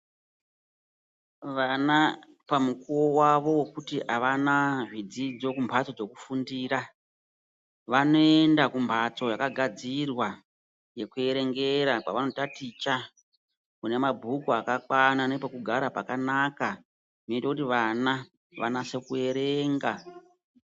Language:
Ndau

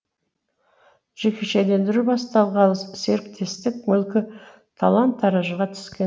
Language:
Kazakh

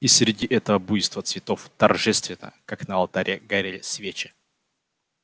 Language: Russian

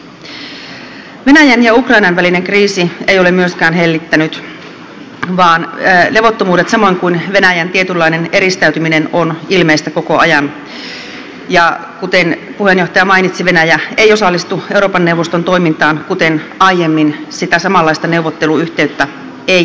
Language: Finnish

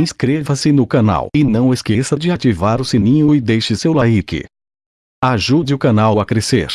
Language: Portuguese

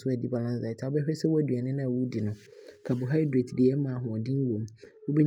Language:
Abron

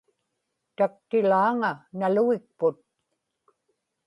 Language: Inupiaq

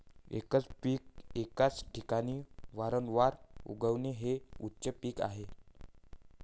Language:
Marathi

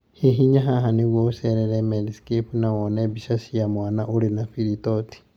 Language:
Kikuyu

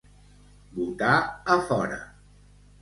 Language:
Catalan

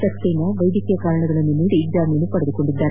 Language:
Kannada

